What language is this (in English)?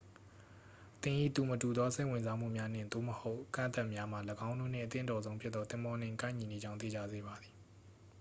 Burmese